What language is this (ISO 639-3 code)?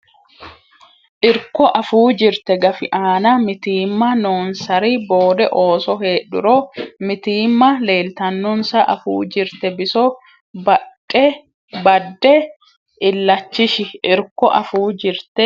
sid